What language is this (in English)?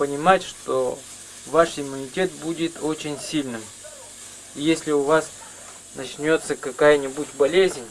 Russian